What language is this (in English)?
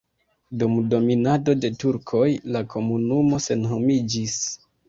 Esperanto